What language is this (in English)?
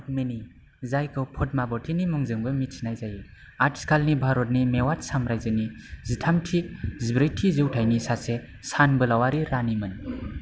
Bodo